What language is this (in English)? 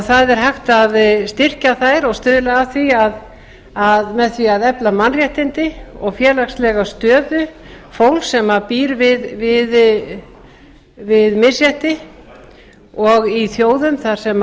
Icelandic